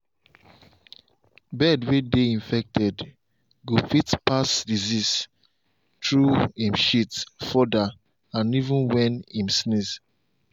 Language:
Nigerian Pidgin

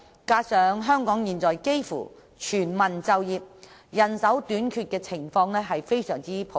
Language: Cantonese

